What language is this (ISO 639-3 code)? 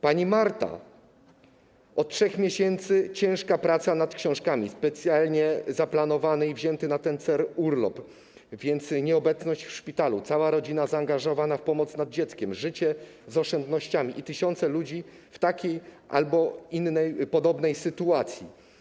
pol